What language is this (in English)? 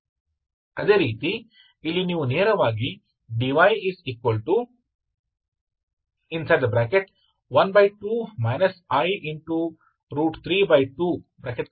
Kannada